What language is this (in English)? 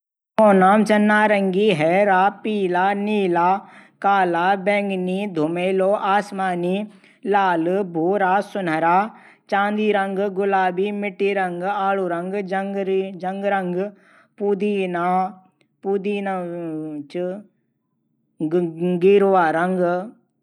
Garhwali